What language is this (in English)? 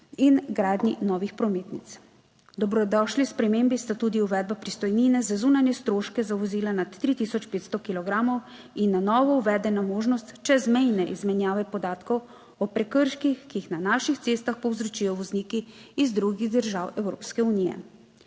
Slovenian